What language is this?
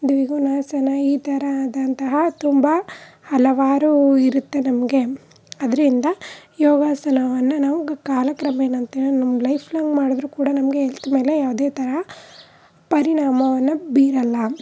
Kannada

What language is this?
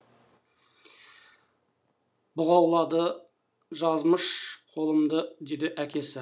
Kazakh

